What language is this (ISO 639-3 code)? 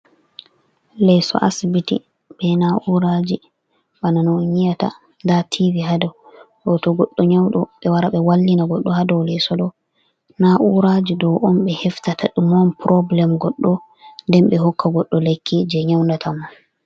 ful